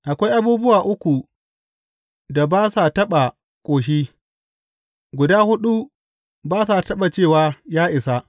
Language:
Hausa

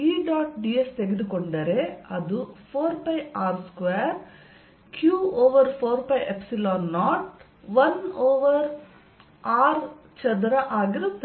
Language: Kannada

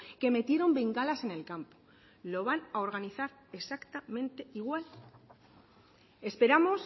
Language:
Spanish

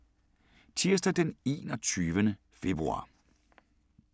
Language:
Danish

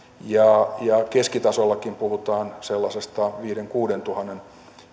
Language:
Finnish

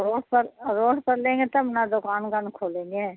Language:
Urdu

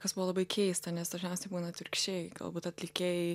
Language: Lithuanian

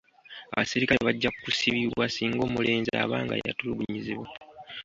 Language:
Ganda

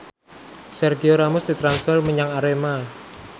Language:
Javanese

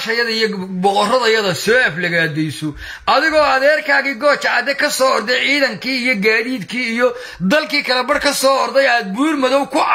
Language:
Arabic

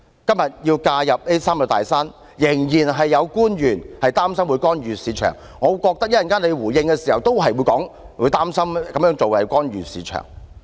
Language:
Cantonese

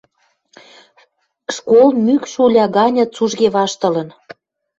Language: Western Mari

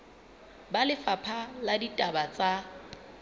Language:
Southern Sotho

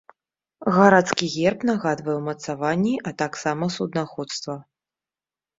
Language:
Belarusian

